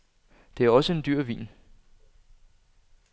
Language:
Danish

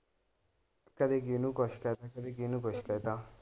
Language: Punjabi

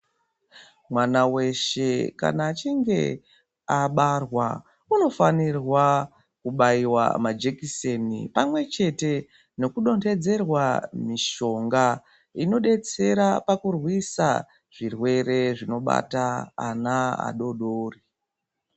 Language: Ndau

